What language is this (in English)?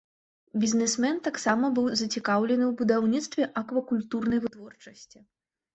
Belarusian